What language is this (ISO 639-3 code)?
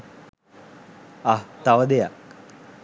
sin